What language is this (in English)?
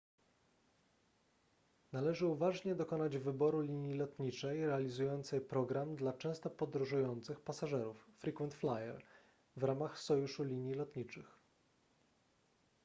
Polish